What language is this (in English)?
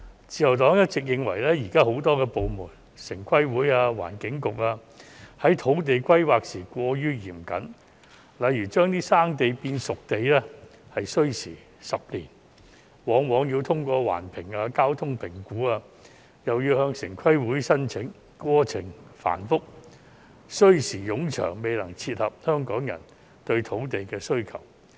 Cantonese